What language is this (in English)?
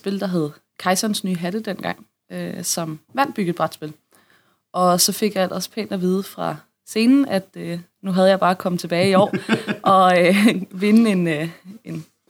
Danish